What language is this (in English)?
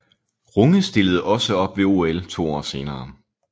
Danish